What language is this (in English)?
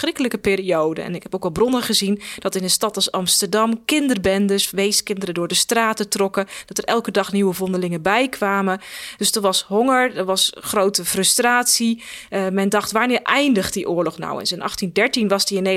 Dutch